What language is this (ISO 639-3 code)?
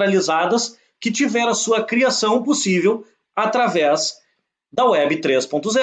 por